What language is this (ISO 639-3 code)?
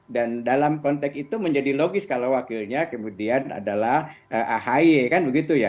ind